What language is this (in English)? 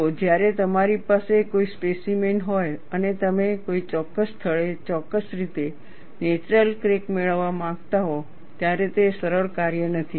Gujarati